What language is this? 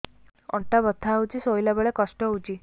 Odia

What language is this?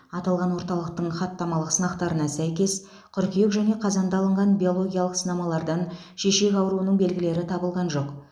Kazakh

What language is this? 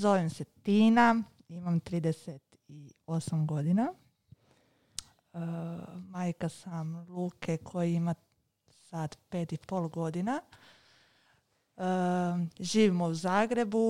Croatian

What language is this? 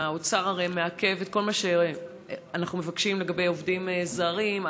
Hebrew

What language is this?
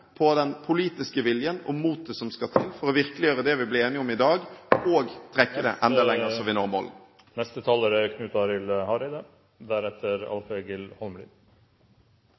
Norwegian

